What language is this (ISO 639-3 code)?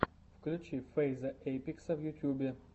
rus